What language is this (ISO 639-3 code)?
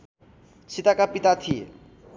nep